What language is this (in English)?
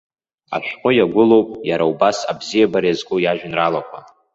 Abkhazian